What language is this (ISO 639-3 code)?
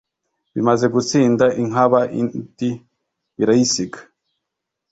kin